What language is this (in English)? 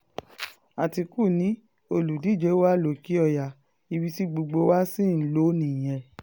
Yoruba